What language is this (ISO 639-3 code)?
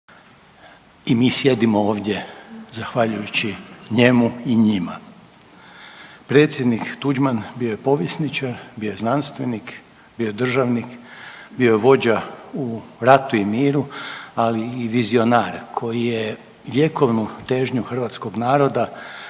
hrv